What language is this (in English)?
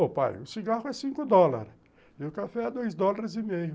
Portuguese